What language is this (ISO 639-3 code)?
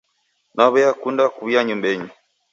dav